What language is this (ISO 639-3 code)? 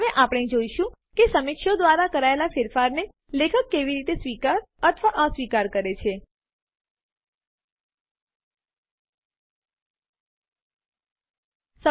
guj